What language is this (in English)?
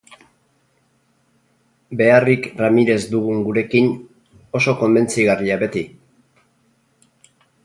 Basque